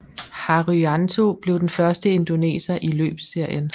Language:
Danish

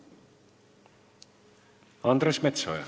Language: Estonian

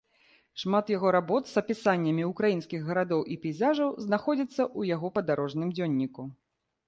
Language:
Belarusian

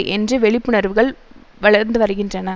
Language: Tamil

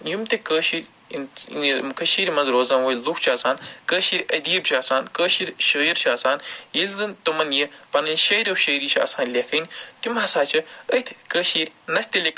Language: Kashmiri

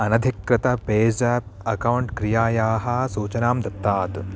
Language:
Sanskrit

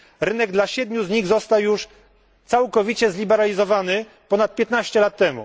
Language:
Polish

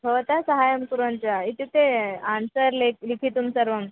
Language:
Sanskrit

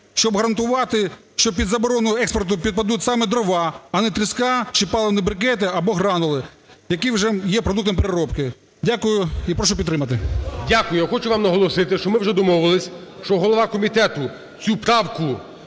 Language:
Ukrainian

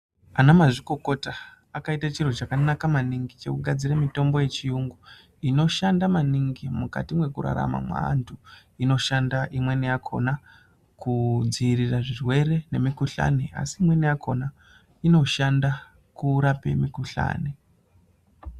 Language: Ndau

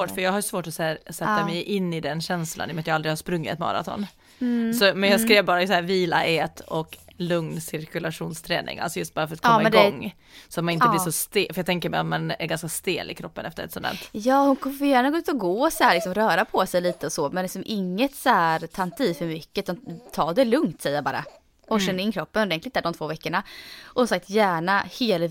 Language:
Swedish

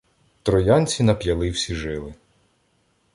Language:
Ukrainian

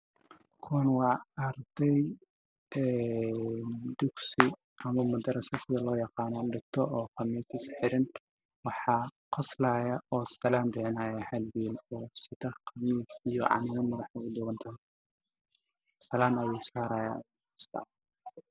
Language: Somali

